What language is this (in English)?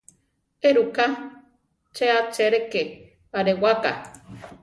Central Tarahumara